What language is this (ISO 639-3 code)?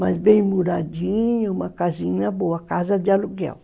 por